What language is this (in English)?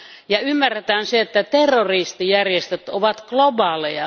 Finnish